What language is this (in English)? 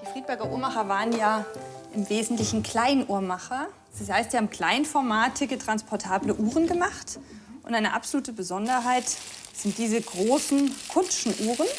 German